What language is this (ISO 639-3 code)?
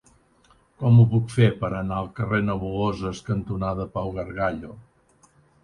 cat